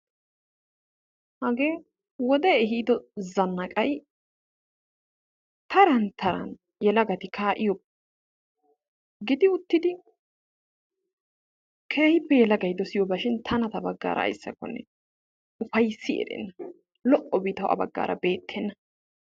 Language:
Wolaytta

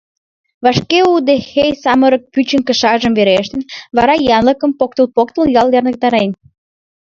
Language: Mari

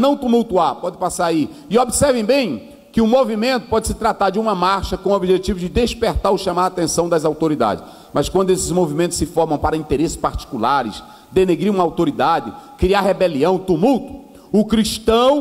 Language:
Portuguese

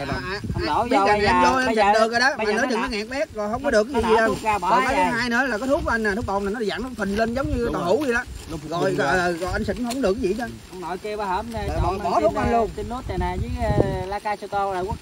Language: Vietnamese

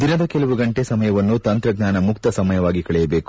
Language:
Kannada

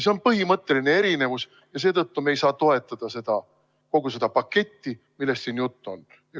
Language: Estonian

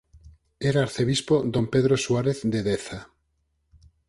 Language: Galician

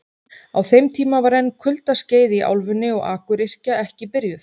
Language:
Icelandic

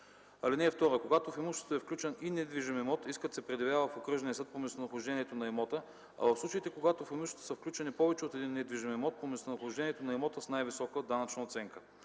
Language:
Bulgarian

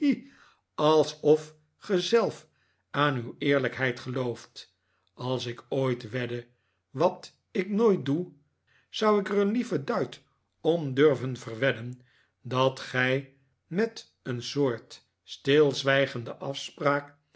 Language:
Dutch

